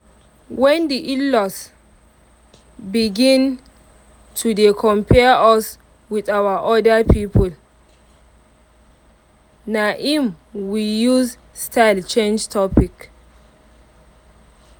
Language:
Nigerian Pidgin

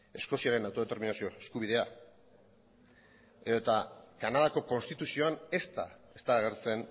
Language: Basque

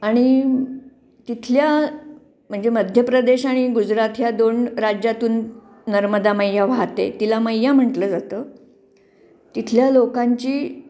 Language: Marathi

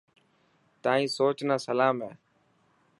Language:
Dhatki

